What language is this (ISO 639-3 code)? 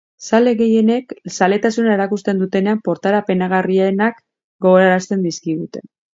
eus